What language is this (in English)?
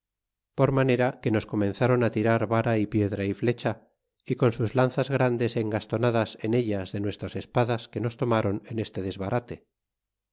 Spanish